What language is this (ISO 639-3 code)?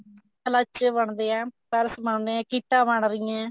pan